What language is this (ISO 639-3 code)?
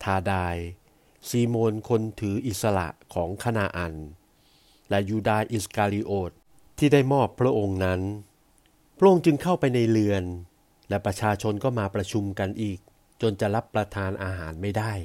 tha